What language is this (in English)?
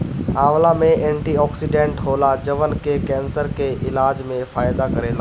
Bhojpuri